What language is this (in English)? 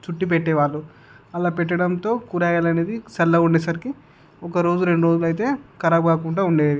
Telugu